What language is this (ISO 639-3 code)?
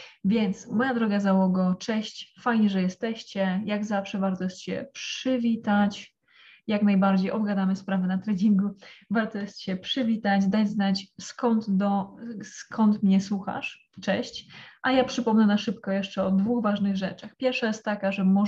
pol